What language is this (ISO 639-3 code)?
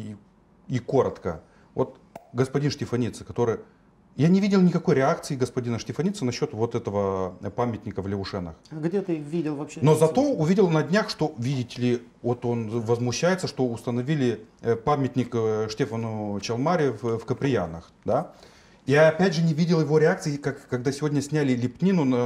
rus